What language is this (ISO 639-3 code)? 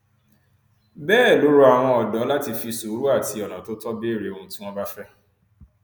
yor